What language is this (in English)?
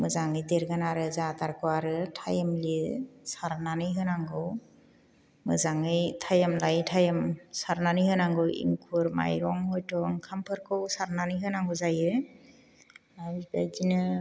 Bodo